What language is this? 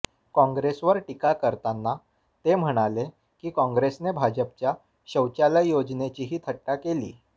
Marathi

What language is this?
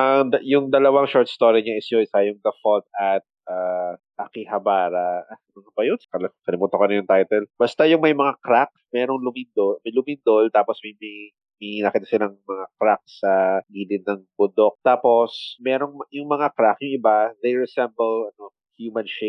Filipino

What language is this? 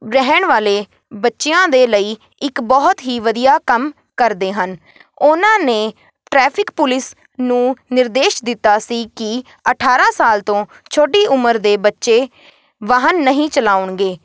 Punjabi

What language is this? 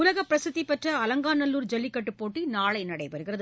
Tamil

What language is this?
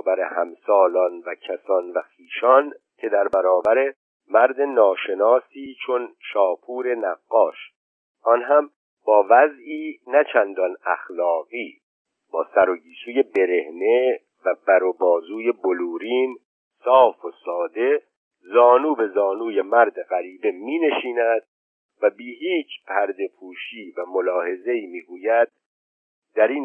Persian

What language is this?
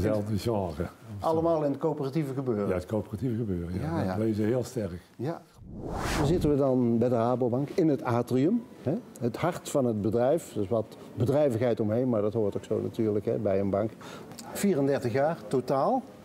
Dutch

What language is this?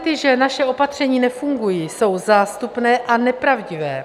Czech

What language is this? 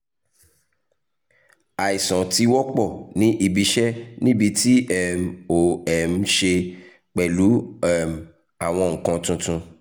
Yoruba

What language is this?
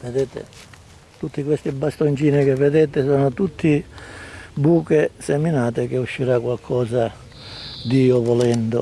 Italian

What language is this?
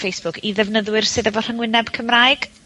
Welsh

